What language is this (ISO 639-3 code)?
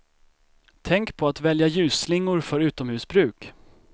swe